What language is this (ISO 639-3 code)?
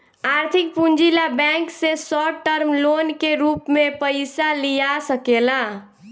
bho